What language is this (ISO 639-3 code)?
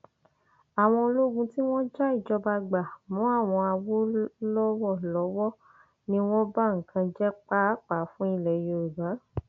yor